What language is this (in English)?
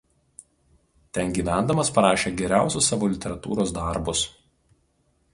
Lithuanian